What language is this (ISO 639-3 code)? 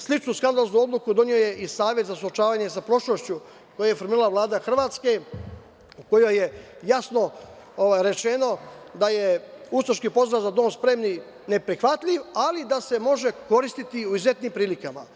srp